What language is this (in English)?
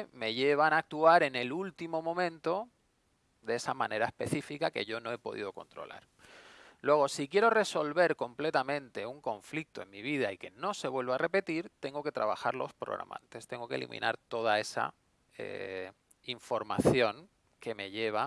Spanish